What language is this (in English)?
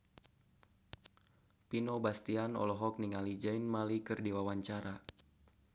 Sundanese